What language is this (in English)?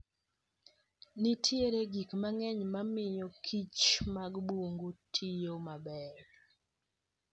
Luo (Kenya and Tanzania)